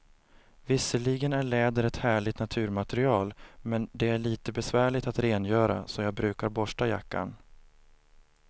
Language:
Swedish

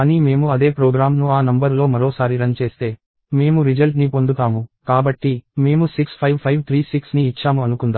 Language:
Telugu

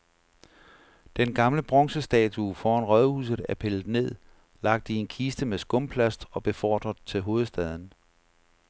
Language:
Danish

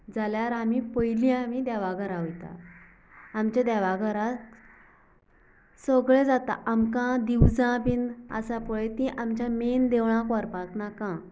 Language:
Konkani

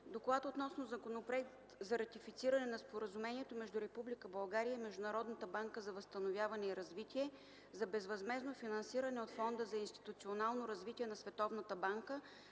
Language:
Bulgarian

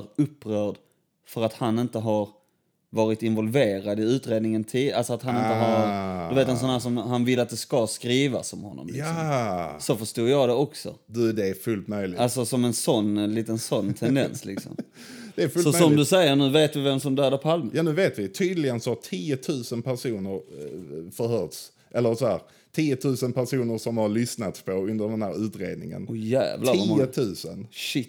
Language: Swedish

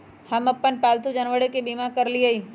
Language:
Magahi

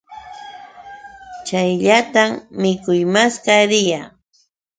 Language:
Yauyos Quechua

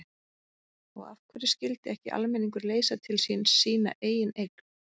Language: Icelandic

